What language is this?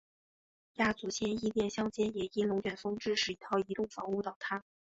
Chinese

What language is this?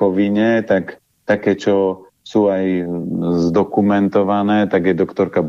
Slovak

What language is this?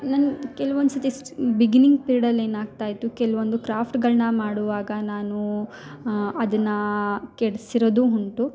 Kannada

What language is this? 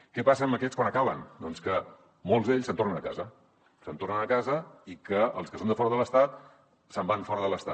Catalan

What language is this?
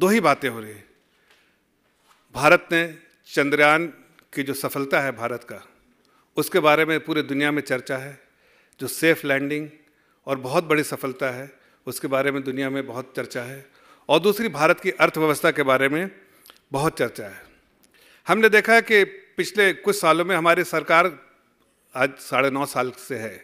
Hindi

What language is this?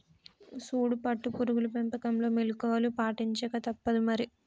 Telugu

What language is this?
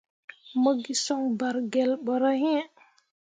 Mundang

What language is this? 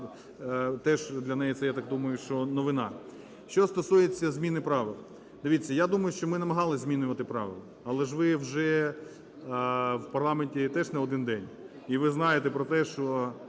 Ukrainian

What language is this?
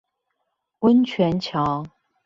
Chinese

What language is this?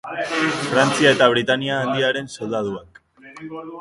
Basque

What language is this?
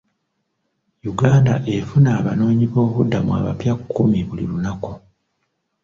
Ganda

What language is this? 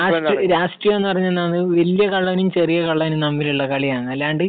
Malayalam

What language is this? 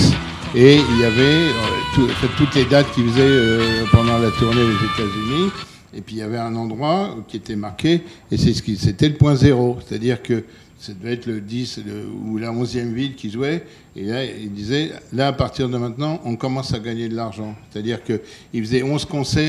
French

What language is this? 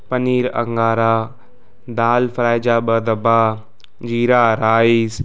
Sindhi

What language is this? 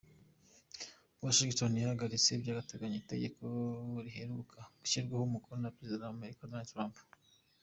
Kinyarwanda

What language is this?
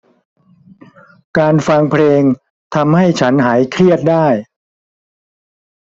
Thai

